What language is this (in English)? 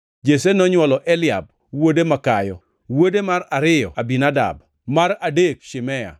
Luo (Kenya and Tanzania)